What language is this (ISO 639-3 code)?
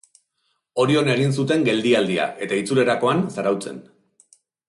eus